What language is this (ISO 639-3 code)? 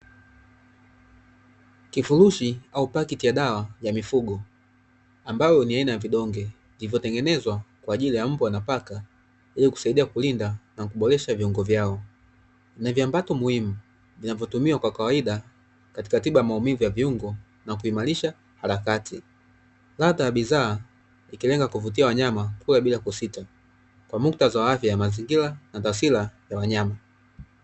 swa